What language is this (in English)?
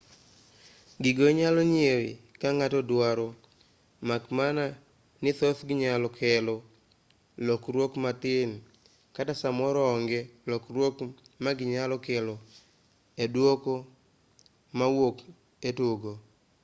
Luo (Kenya and Tanzania)